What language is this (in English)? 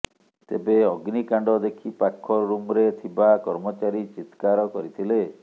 Odia